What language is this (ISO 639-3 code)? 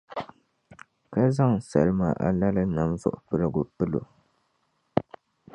dag